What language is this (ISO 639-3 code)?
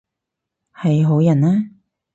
yue